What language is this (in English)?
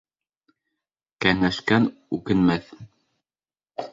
Bashkir